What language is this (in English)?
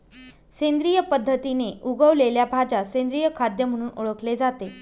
Marathi